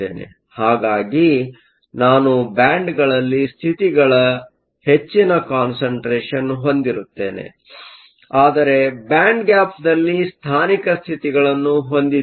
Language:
Kannada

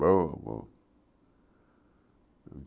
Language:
Portuguese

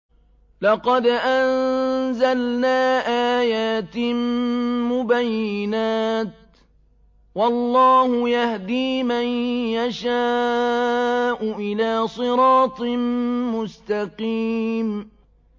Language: Arabic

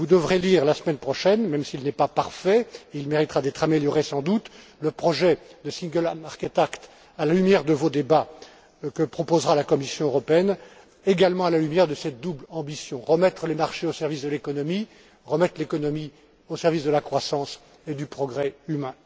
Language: French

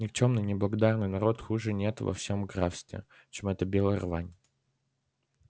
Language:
Russian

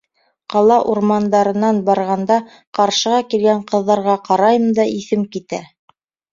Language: Bashkir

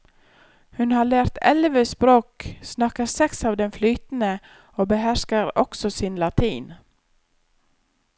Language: Norwegian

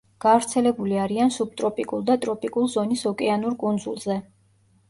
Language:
Georgian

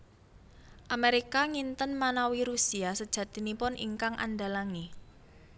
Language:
Javanese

